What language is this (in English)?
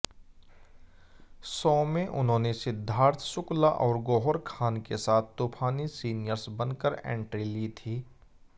Hindi